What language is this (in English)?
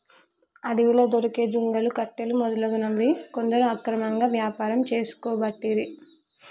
Telugu